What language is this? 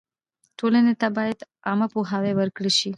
Pashto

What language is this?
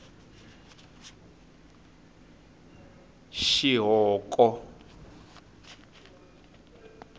Tsonga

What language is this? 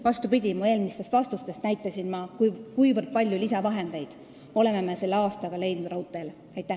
Estonian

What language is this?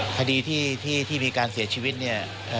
Thai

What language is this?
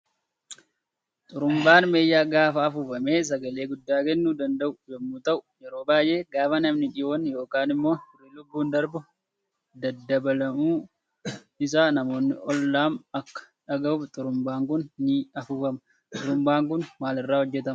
Oromo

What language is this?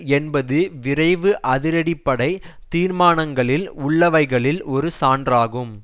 Tamil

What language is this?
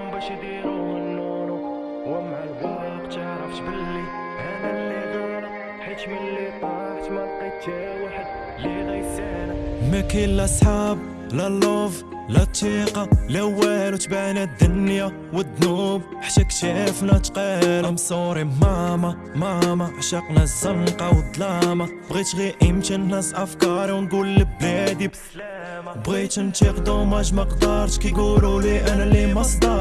Arabic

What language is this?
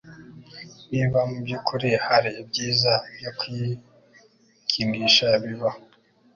Kinyarwanda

